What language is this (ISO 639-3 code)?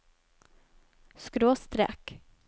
nor